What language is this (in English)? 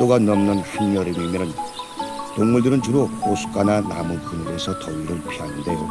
Korean